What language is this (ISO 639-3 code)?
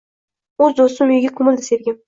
uzb